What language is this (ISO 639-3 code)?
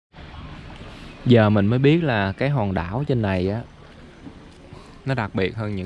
vie